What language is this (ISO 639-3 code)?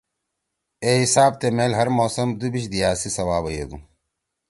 trw